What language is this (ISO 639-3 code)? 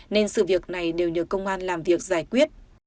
vie